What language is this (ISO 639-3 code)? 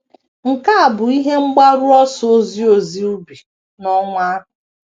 ibo